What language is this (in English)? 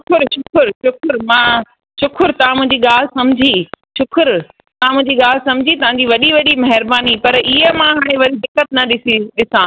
Sindhi